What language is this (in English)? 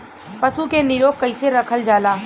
Bhojpuri